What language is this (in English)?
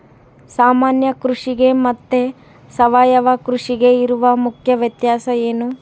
Kannada